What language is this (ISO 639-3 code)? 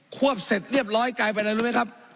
tha